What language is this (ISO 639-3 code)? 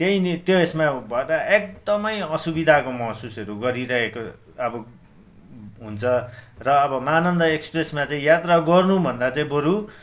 nep